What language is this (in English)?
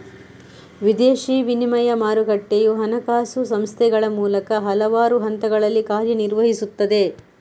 Kannada